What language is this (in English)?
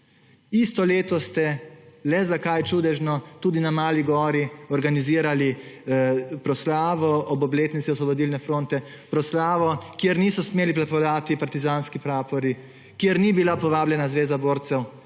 Slovenian